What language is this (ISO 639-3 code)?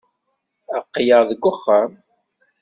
kab